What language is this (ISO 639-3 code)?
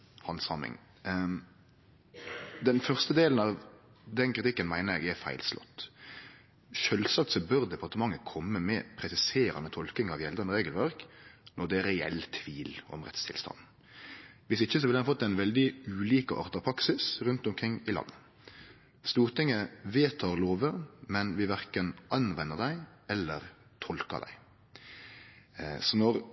nno